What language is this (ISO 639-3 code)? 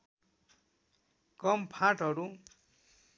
nep